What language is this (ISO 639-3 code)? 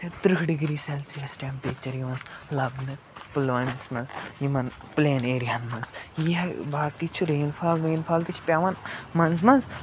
kas